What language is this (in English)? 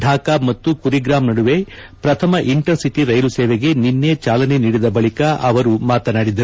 Kannada